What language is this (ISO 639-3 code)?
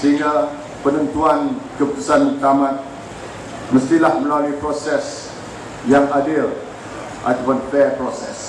msa